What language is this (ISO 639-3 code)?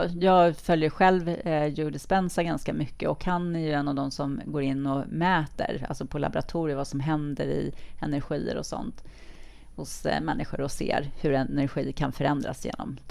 swe